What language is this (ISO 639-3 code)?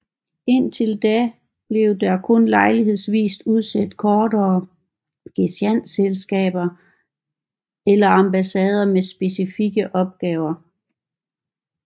dan